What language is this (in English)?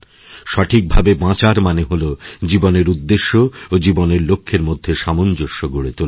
Bangla